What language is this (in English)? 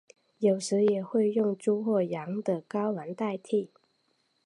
Chinese